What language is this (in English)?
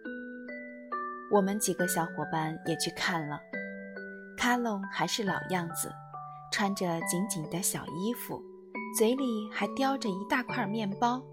Chinese